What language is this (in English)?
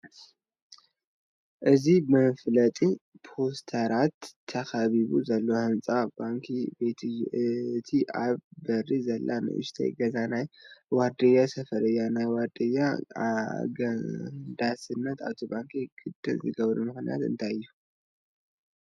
Tigrinya